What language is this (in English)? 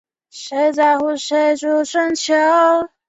Chinese